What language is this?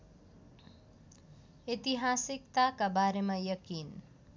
Nepali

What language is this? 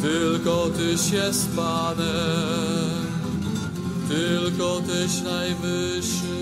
Polish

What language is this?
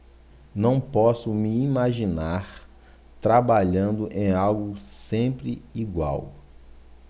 Portuguese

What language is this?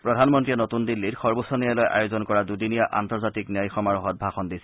Assamese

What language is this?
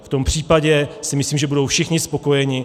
Czech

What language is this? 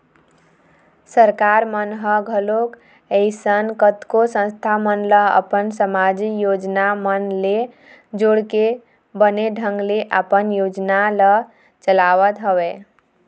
Chhattisgarhi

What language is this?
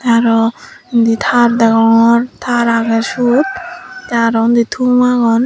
Chakma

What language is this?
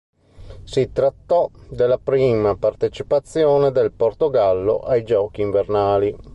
Italian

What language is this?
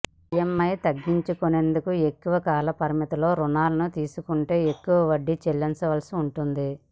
Telugu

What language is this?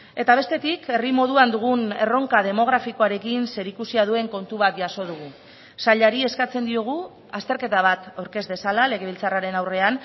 Basque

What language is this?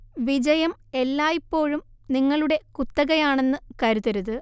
Malayalam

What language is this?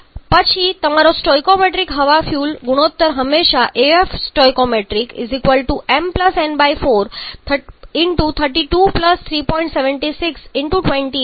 Gujarati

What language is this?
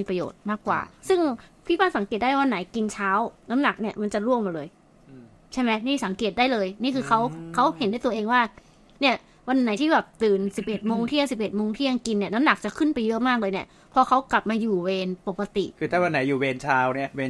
Thai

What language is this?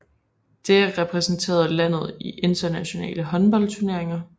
Danish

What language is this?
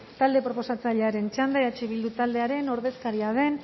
Basque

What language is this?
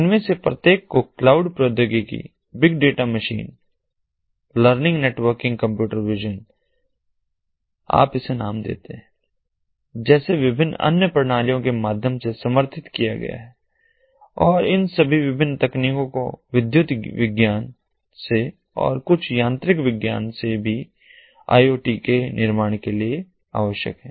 Hindi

